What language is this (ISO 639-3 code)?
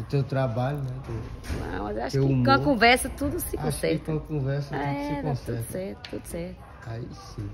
por